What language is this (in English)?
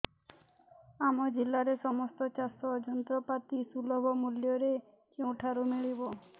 Odia